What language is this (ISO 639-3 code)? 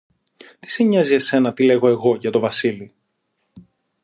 ell